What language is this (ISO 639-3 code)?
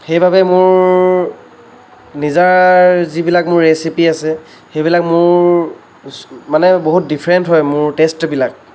asm